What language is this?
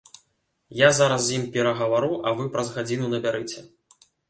Belarusian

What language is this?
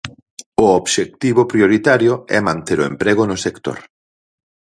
Galician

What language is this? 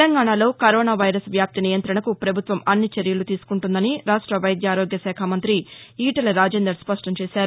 Telugu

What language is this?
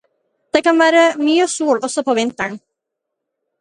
Norwegian Bokmål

